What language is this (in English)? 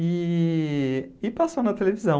Portuguese